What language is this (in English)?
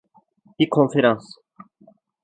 Turkish